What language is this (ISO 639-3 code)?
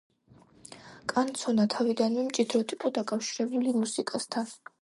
kat